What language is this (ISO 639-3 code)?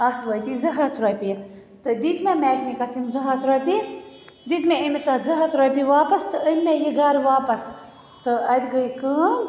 kas